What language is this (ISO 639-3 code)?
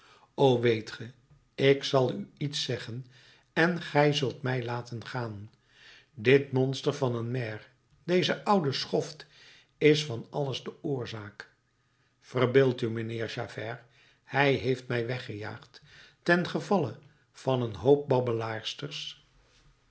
nld